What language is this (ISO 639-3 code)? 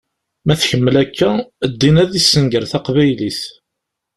kab